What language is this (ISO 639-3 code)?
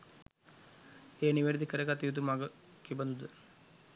sin